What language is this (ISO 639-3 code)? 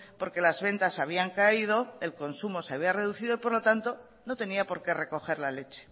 spa